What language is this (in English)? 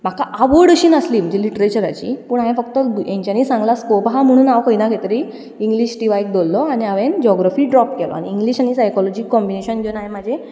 Konkani